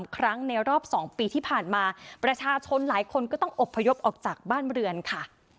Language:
Thai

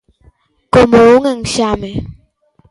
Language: Galician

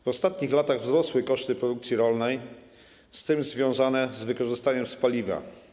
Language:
Polish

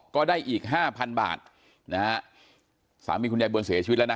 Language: Thai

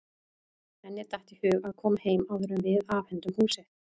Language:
Icelandic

